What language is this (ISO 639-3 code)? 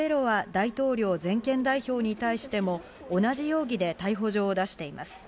jpn